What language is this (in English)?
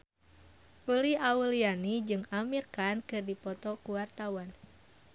Sundanese